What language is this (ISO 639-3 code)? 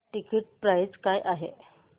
mar